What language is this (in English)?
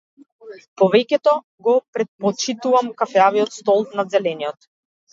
Macedonian